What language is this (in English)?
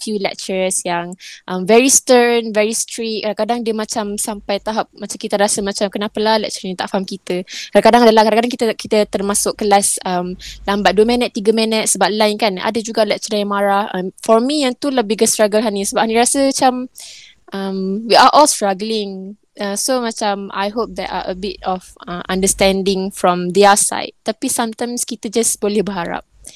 Malay